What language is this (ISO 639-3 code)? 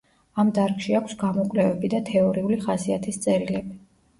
kat